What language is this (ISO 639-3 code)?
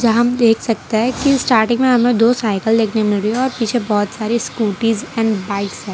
hin